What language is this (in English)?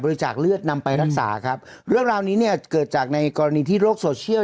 Thai